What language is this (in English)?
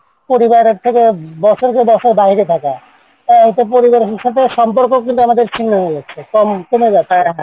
Bangla